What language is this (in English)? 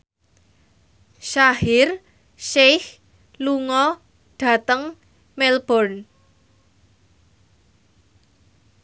Javanese